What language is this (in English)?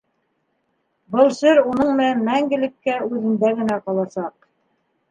Bashkir